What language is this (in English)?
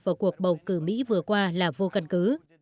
Vietnamese